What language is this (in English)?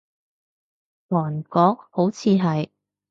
Cantonese